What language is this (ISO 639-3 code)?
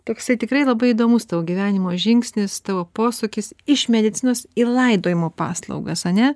lit